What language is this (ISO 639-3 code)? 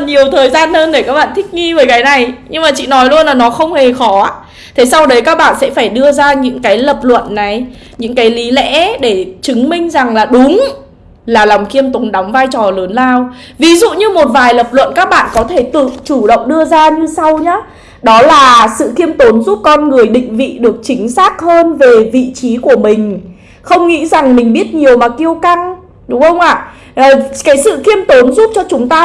vie